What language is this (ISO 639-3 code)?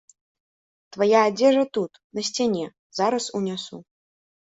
bel